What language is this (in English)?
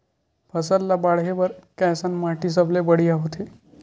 Chhattisgarhi